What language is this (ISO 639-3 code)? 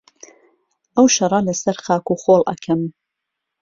ckb